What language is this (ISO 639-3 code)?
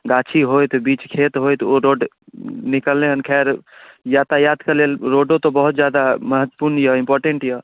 mai